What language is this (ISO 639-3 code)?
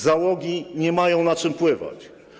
pol